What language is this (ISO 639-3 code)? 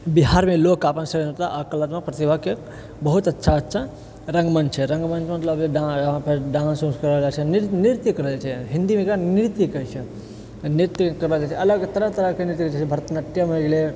mai